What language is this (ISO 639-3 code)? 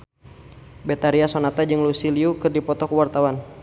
sun